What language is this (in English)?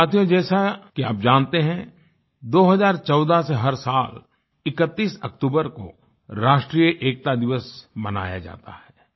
Hindi